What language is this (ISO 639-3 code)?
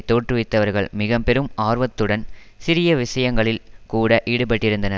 tam